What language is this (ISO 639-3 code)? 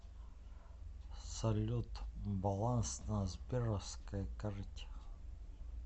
rus